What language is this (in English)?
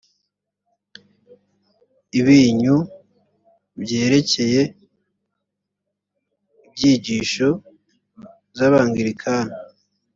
Kinyarwanda